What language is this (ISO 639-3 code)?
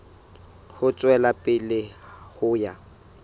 sot